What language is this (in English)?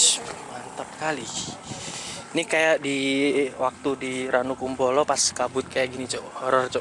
Indonesian